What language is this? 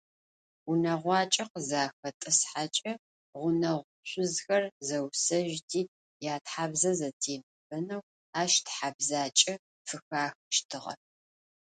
Adyghe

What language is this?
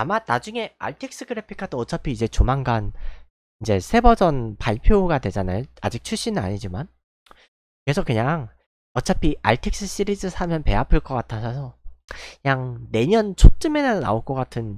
Korean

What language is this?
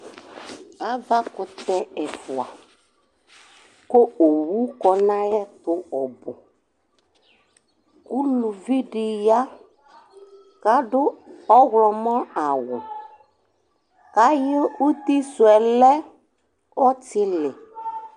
Ikposo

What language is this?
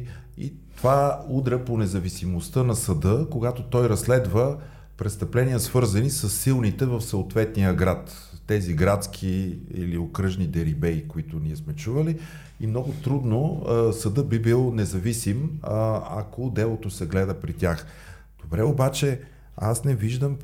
Bulgarian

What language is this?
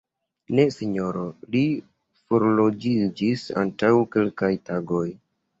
Esperanto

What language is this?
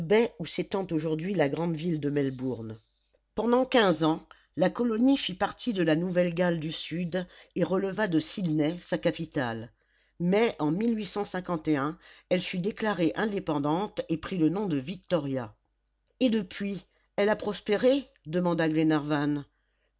French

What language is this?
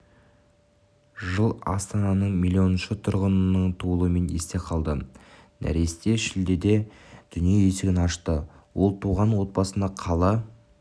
Kazakh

